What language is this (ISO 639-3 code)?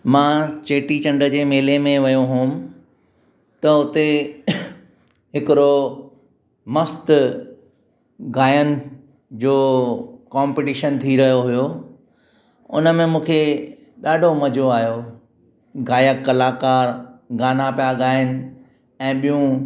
snd